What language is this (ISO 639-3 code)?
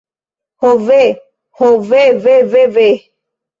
epo